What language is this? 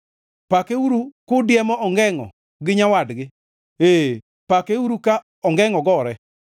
Luo (Kenya and Tanzania)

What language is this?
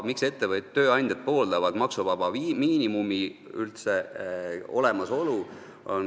Estonian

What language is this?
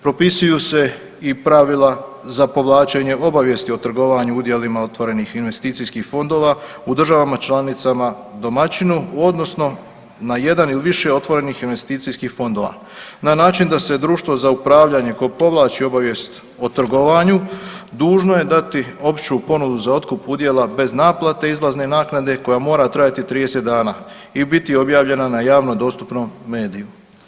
Croatian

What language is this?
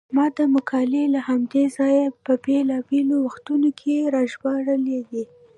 Pashto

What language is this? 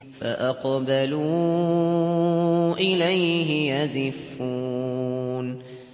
Arabic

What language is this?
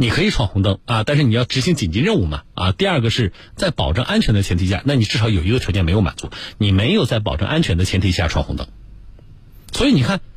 Chinese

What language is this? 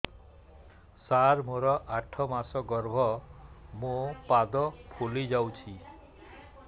Odia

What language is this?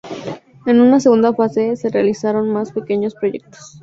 Spanish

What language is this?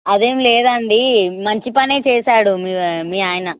Telugu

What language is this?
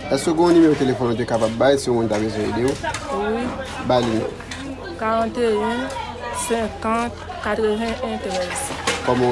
French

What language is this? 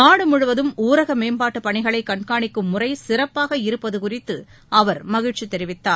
Tamil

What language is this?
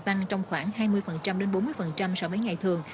Vietnamese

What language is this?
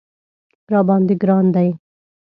Pashto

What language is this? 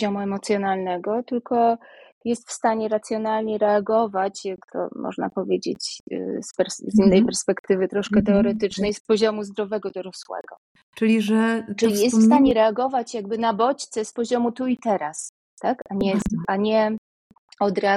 Polish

